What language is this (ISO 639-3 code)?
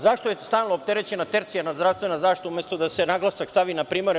srp